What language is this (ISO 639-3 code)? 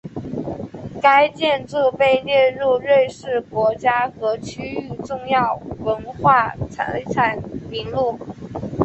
zho